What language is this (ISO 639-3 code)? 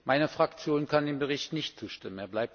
deu